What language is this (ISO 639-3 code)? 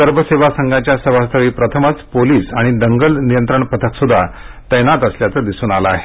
mar